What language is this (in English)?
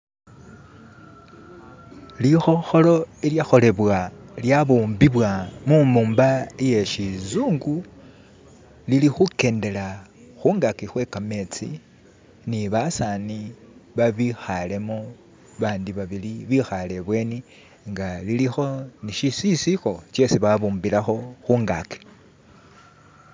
Masaaba